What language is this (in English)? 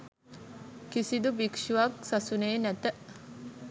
Sinhala